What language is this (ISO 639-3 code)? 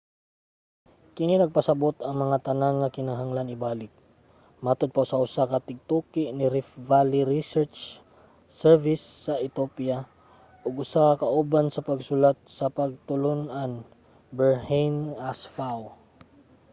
ceb